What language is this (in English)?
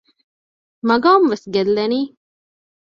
Divehi